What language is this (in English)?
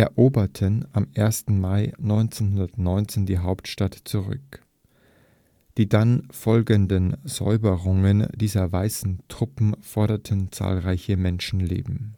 German